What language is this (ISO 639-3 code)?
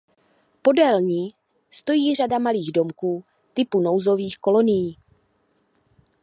ces